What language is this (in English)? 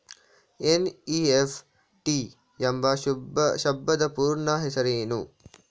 Kannada